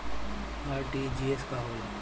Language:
Bhojpuri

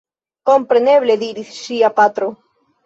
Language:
Esperanto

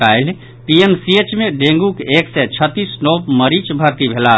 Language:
Maithili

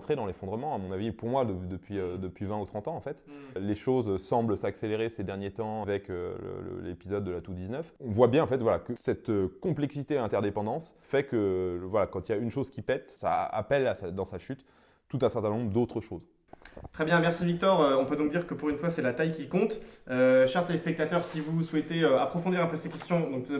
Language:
French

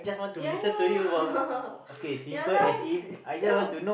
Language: English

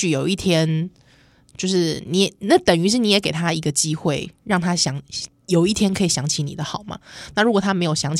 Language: Chinese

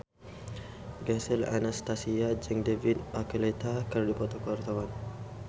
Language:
Sundanese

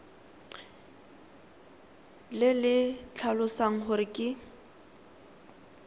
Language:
Tswana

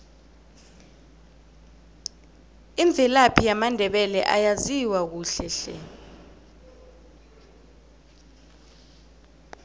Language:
South Ndebele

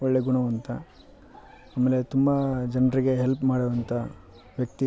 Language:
Kannada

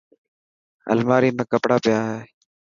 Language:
Dhatki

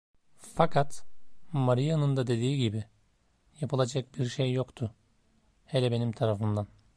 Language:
Turkish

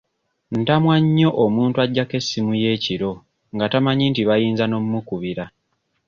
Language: Ganda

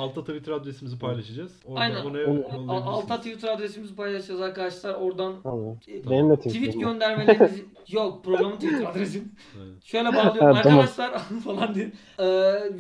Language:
Turkish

